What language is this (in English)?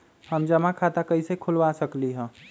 Magahi